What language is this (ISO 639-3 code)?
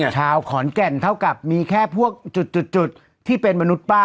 tha